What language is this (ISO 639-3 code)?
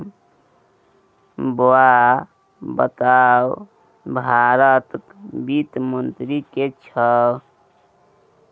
mai